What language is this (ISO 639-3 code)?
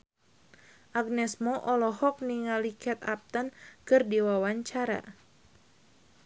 sun